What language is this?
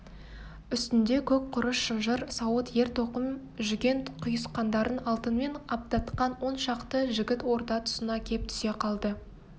Kazakh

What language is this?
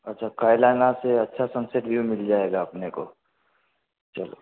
Hindi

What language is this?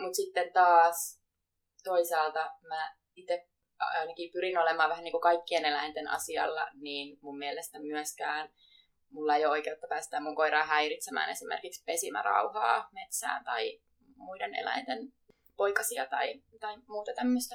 Finnish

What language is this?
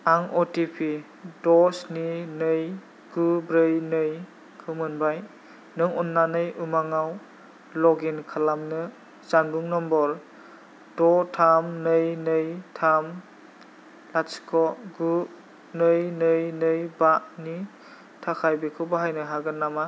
Bodo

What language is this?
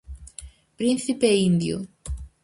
Galician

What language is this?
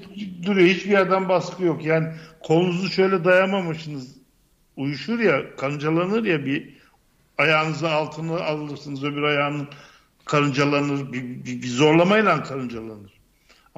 Turkish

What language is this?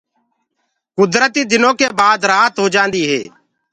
Gurgula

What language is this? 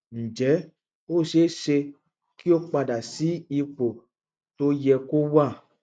Yoruba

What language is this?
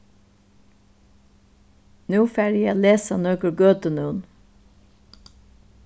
Faroese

